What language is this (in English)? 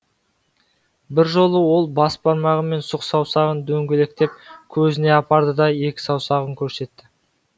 Kazakh